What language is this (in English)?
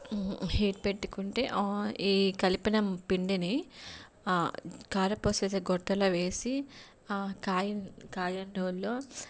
Telugu